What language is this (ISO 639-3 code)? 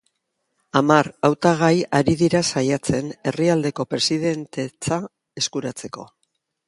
eus